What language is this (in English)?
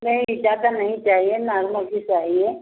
Hindi